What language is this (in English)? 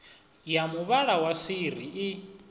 Venda